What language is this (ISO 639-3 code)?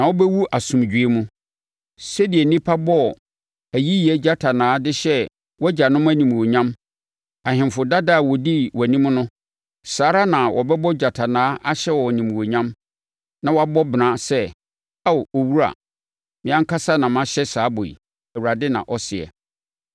aka